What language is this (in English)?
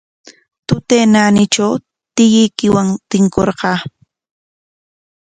Corongo Ancash Quechua